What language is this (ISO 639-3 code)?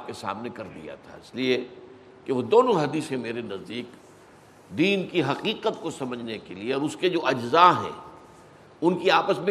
urd